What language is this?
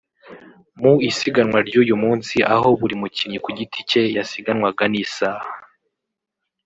Kinyarwanda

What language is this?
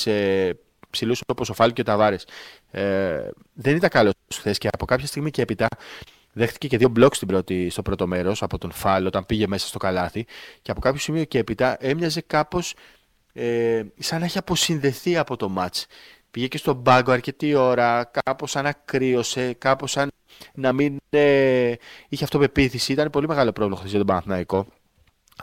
Greek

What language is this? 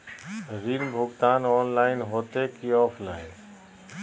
Magahi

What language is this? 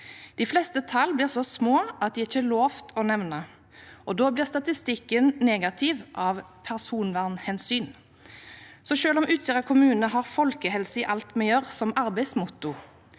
Norwegian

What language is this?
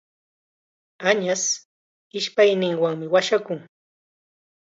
Chiquián Ancash Quechua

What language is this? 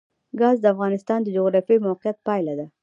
Pashto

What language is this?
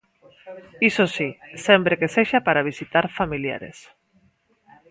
Galician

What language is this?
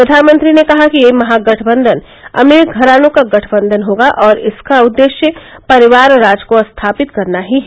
Hindi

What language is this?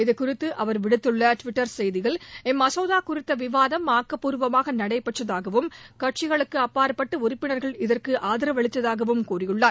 Tamil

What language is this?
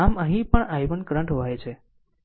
Gujarati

